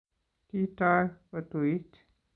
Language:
Kalenjin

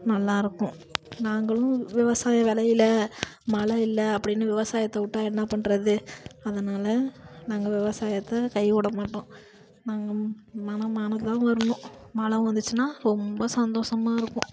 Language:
Tamil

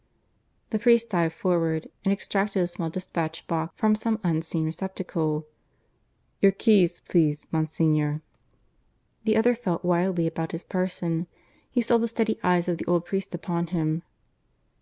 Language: English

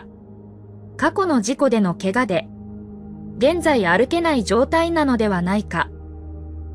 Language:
Japanese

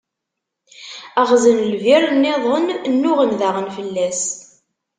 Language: Kabyle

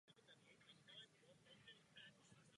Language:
Czech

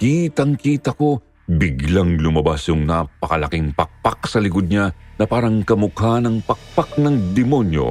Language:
Filipino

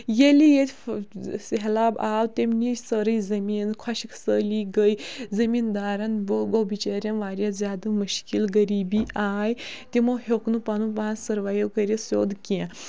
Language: Kashmiri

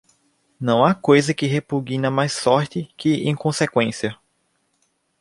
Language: Portuguese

